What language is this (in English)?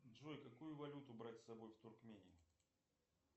Russian